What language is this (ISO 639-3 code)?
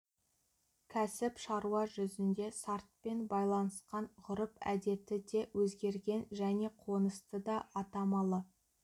kaz